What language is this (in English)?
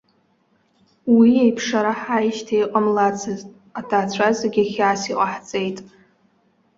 Abkhazian